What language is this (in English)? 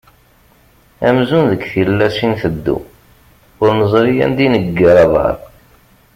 Kabyle